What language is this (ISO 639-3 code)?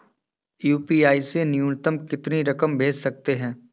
hin